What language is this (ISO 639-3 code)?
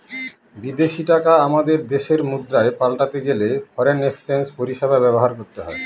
ben